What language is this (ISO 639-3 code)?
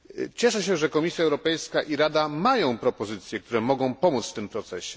pol